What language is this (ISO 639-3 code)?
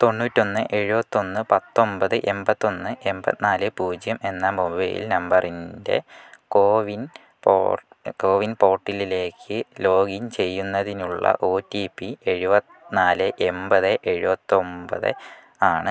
mal